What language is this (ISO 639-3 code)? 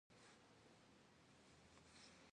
kbd